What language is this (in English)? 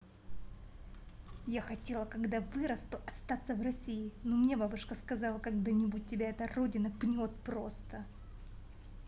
Russian